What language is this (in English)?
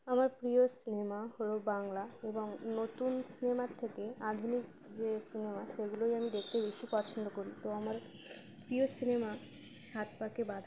Bangla